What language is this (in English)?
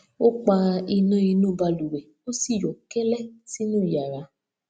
Yoruba